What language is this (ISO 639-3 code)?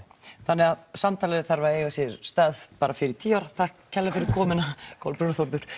isl